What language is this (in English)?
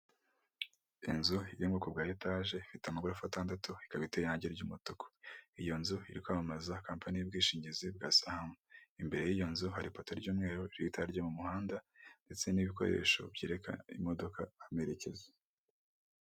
Kinyarwanda